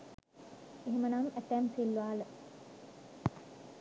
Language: Sinhala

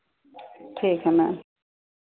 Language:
Hindi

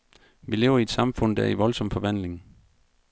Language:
Danish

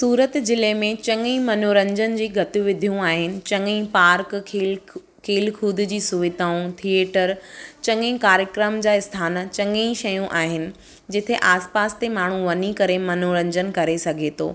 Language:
Sindhi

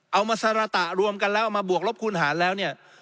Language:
Thai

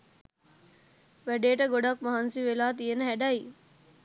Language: Sinhala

